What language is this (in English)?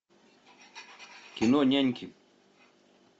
Russian